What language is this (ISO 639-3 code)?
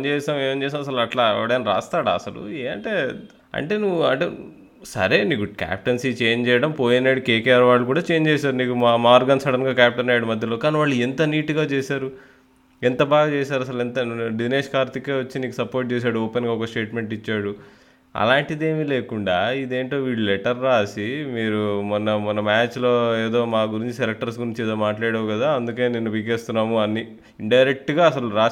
tel